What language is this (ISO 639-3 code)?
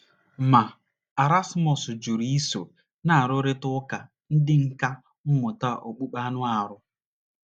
ibo